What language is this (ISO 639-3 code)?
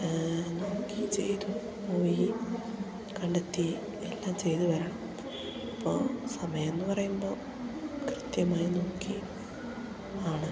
mal